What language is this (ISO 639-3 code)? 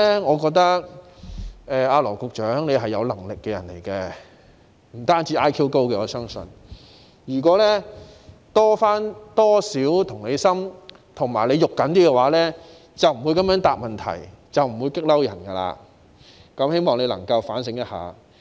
yue